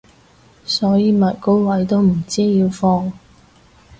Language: Cantonese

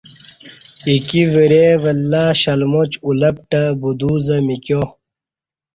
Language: Kati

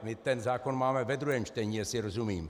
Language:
Czech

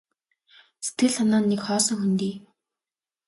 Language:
Mongolian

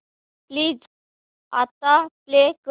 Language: Marathi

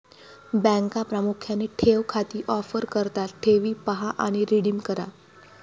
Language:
Marathi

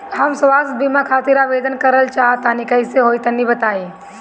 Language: Bhojpuri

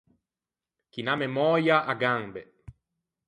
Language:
Ligurian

